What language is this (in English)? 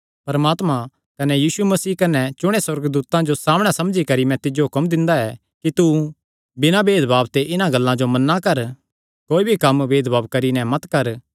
Kangri